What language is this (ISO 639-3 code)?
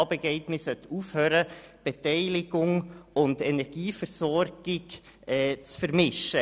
gsw